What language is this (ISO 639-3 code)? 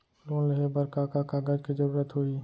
hne